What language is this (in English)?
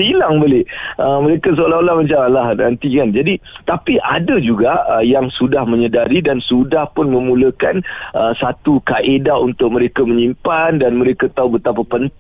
Malay